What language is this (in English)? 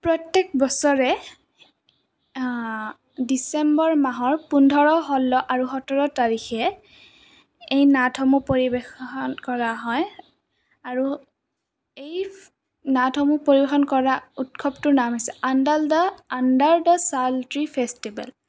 Assamese